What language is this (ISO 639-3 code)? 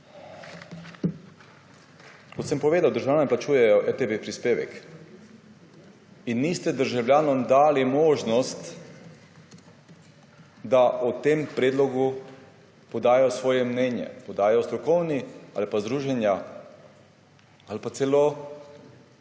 slv